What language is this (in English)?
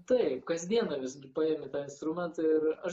Lithuanian